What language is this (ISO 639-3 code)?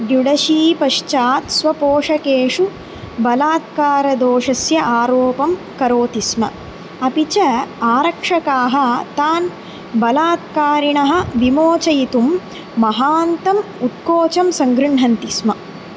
san